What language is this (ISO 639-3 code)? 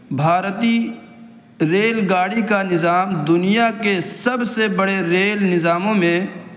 urd